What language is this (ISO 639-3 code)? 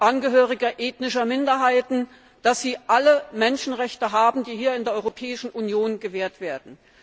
deu